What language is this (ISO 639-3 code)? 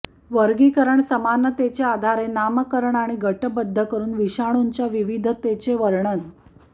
mar